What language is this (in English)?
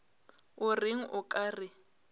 Northern Sotho